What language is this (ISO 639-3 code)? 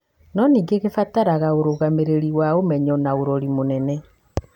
kik